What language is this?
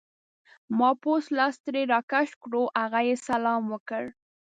Pashto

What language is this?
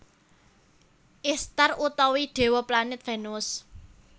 Javanese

